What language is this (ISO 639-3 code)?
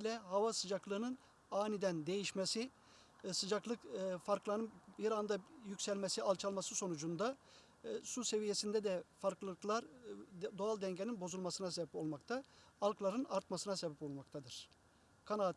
tur